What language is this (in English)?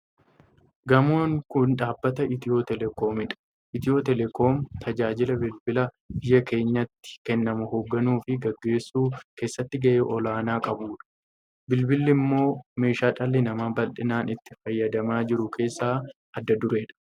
Oromo